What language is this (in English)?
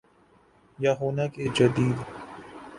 Urdu